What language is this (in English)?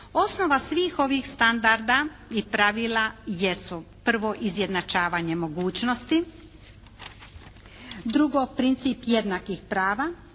Croatian